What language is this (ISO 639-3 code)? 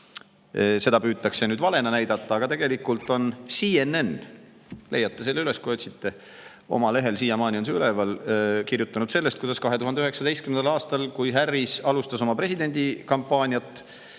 est